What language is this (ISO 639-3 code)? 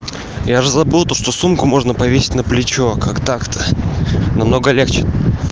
rus